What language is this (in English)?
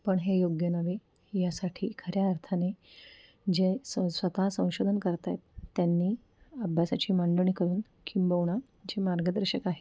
Marathi